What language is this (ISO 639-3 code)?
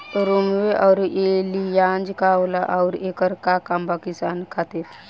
bho